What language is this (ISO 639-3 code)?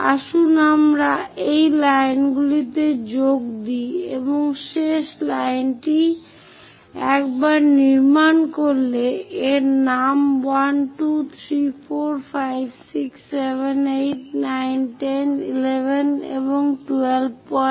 ben